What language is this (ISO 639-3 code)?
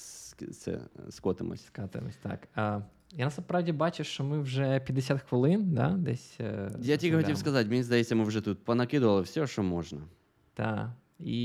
ukr